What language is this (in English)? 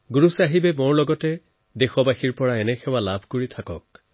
Assamese